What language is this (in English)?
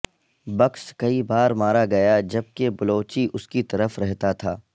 Urdu